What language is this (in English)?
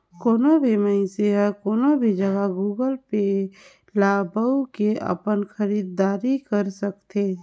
Chhattisgarhi